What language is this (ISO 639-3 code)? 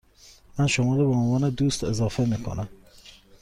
fas